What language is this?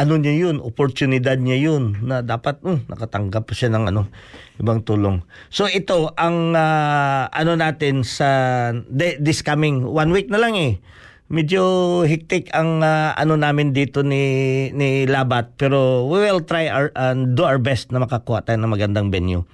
Filipino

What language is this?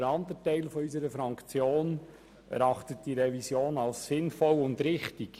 Swiss German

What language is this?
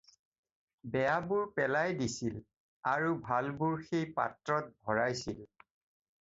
Assamese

